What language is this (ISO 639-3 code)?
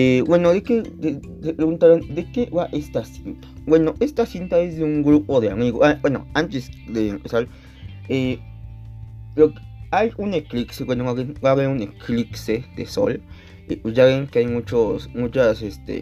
spa